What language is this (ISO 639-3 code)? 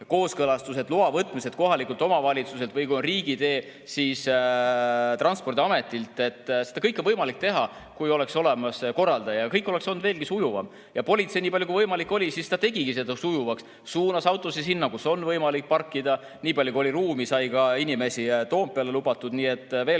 est